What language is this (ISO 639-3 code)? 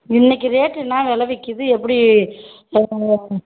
tam